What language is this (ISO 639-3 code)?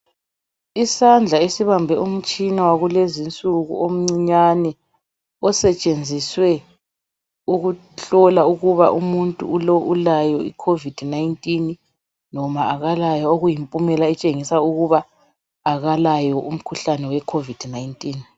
nde